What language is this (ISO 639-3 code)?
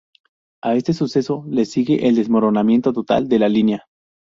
spa